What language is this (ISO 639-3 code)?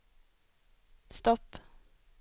swe